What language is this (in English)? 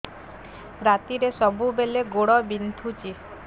Odia